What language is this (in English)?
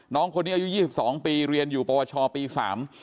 Thai